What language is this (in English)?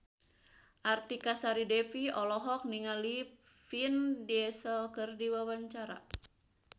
Sundanese